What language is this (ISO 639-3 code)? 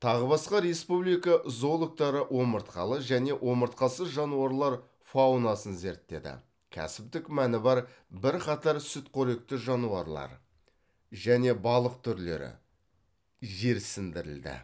kaz